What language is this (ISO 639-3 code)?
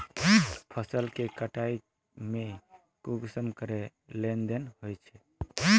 mag